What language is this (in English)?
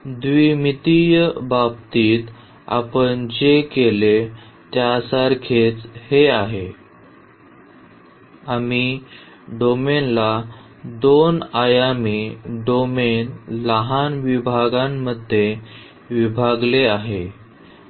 Marathi